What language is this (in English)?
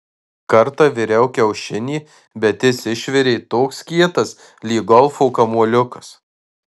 Lithuanian